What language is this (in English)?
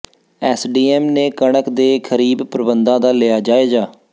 Punjabi